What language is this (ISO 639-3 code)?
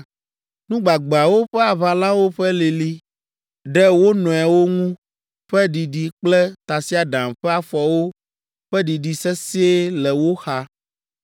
ewe